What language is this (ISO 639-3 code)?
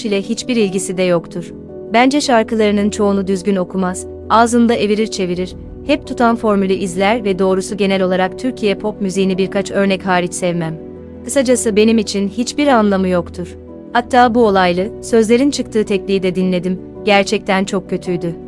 tur